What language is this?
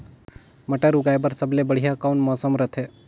Chhattisgarhi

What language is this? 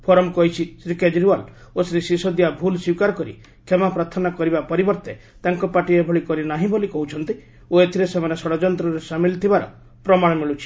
Odia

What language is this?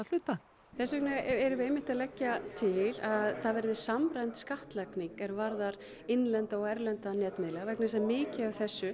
Icelandic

